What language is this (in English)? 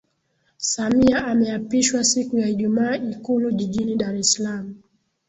Swahili